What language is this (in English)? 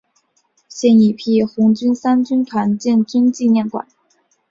Chinese